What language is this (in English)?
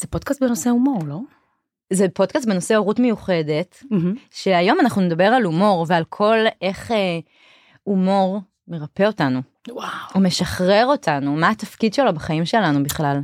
Hebrew